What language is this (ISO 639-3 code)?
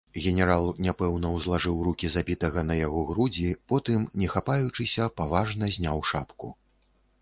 bel